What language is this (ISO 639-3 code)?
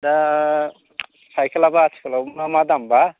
brx